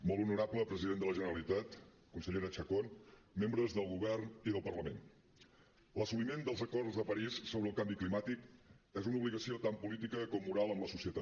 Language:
Catalan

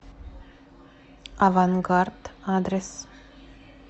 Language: Russian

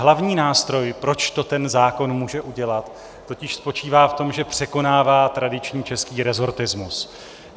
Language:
Czech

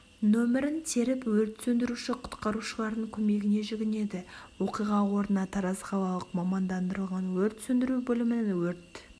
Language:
Kazakh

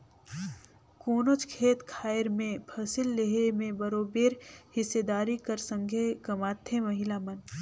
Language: Chhattisgarhi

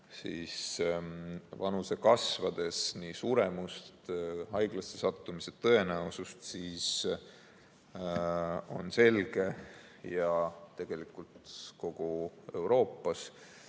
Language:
Estonian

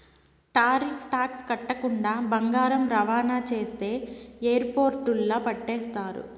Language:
Telugu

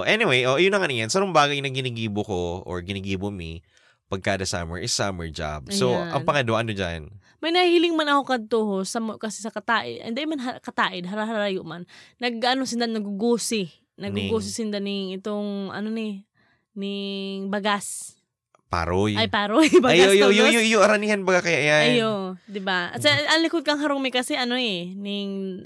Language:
Filipino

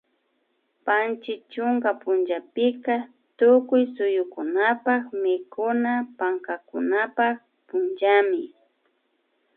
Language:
Imbabura Highland Quichua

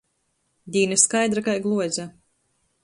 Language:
Latgalian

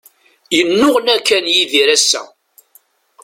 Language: Kabyle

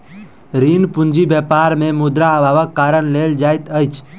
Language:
Maithili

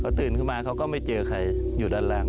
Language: Thai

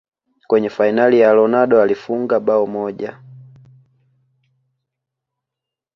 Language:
Swahili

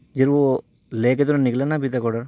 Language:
Urdu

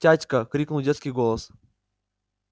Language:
Russian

